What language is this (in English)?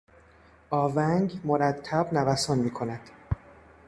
Persian